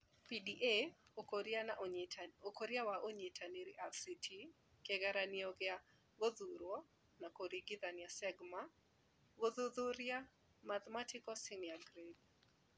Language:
Kikuyu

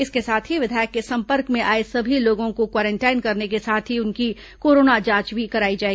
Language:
Hindi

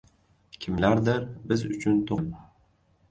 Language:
Uzbek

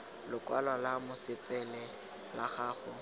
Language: Tswana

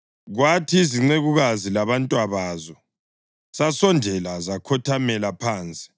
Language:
North Ndebele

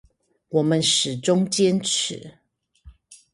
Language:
Chinese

